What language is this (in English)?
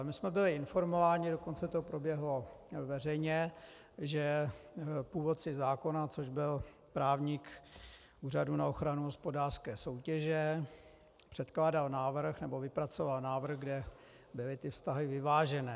Czech